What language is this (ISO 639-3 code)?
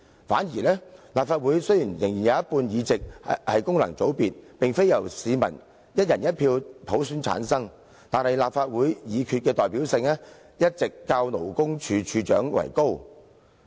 yue